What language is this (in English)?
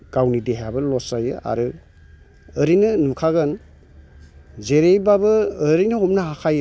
Bodo